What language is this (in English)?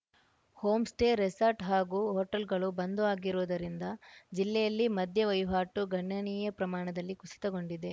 Kannada